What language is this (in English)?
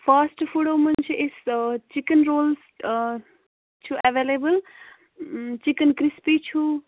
Kashmiri